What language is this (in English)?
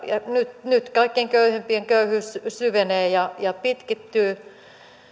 Finnish